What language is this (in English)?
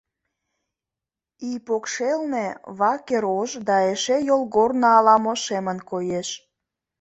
Mari